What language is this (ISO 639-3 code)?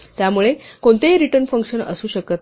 mar